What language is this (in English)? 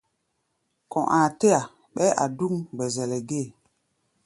Gbaya